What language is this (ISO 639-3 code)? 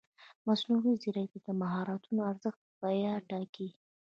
pus